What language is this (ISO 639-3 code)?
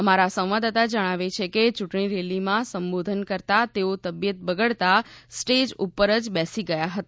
guj